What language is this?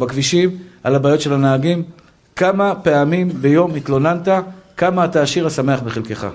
Hebrew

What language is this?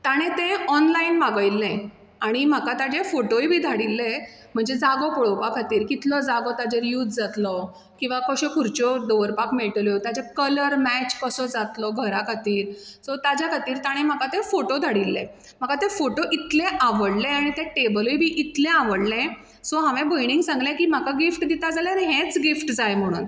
Konkani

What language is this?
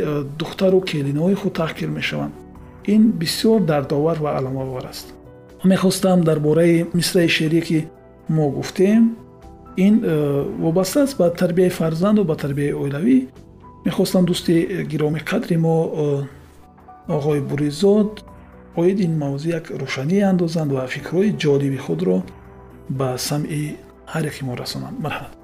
Persian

